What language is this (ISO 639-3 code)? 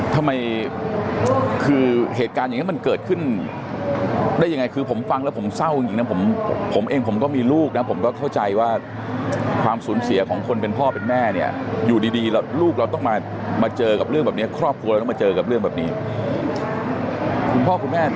tha